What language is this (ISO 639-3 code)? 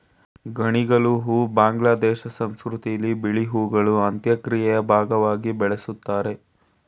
kan